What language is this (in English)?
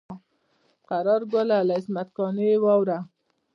Pashto